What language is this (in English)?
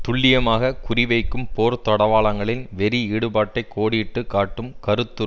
Tamil